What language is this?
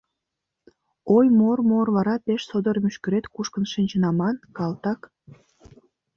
Mari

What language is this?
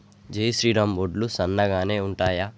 Telugu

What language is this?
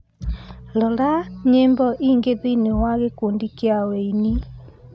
Kikuyu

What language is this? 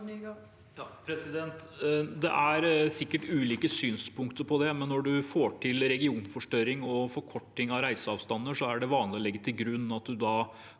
Norwegian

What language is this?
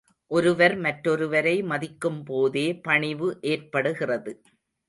Tamil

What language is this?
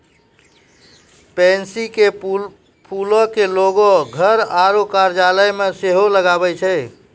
Maithili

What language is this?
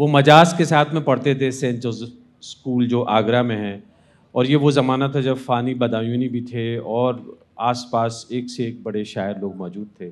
Urdu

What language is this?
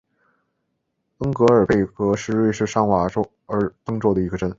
Chinese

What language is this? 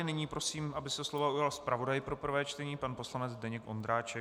Czech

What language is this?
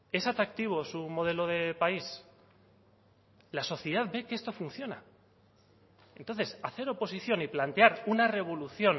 Spanish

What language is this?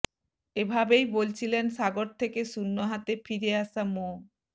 Bangla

